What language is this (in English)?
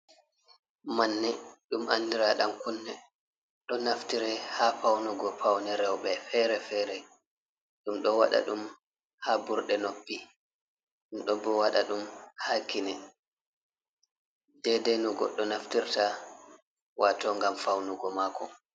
Fula